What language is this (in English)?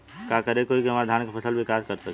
Bhojpuri